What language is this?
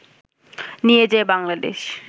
Bangla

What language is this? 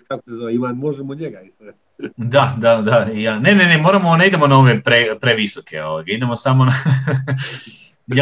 Croatian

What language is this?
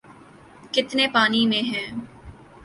Urdu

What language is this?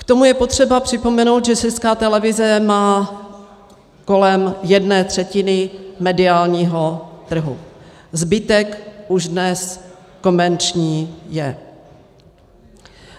Czech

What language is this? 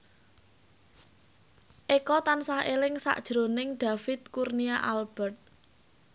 Javanese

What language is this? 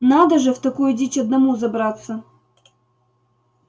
Russian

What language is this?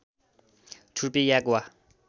Nepali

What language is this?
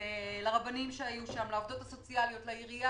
Hebrew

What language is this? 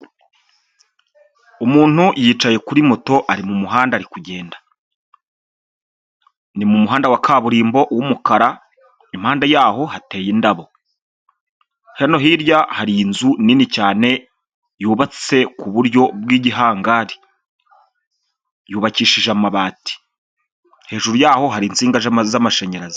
Kinyarwanda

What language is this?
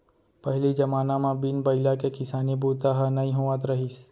Chhattisgarhi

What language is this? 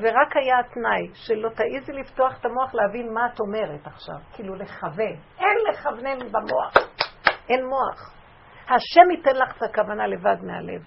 Hebrew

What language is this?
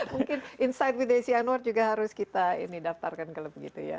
Indonesian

